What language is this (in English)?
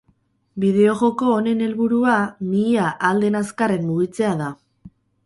Basque